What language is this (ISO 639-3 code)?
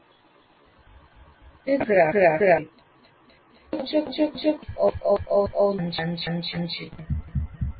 guj